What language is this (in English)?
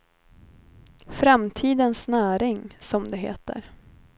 Swedish